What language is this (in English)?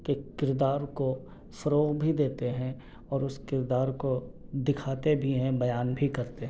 Urdu